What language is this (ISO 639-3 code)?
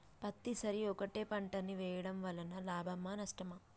tel